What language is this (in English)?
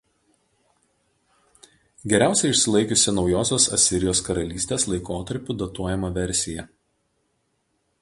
Lithuanian